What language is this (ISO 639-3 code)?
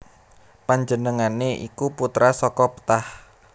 jav